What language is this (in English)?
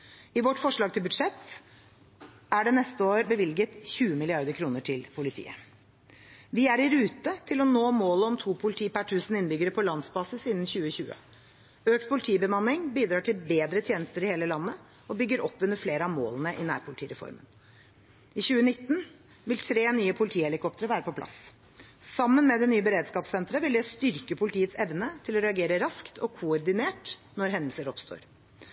Norwegian Bokmål